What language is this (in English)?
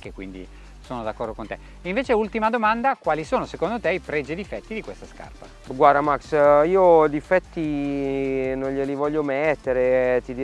Italian